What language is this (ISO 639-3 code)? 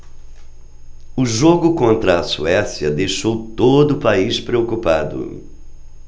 por